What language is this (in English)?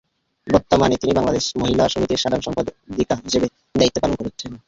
Bangla